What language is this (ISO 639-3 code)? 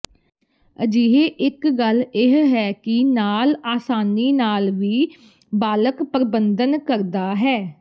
pan